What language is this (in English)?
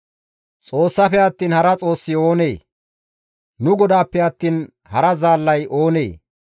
Gamo